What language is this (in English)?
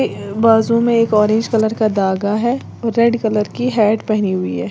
Hindi